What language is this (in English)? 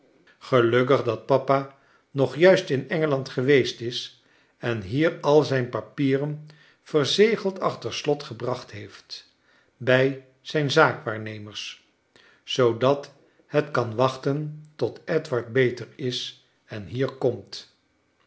Dutch